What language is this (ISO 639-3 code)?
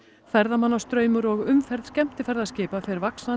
isl